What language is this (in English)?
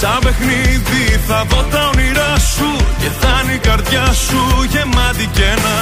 Greek